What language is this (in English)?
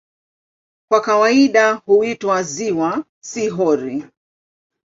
Swahili